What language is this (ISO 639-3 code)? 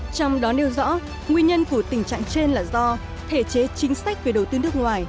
vie